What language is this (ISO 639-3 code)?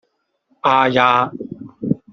yue